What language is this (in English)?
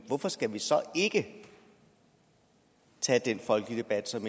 Danish